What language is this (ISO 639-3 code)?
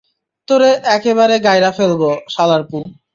ben